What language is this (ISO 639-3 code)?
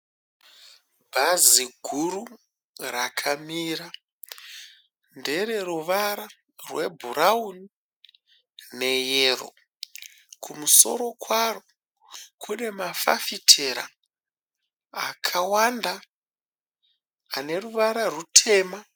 sna